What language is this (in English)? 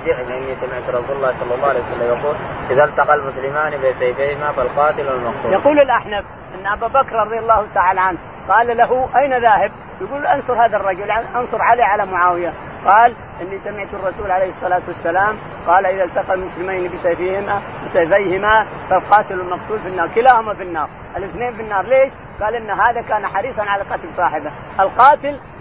Arabic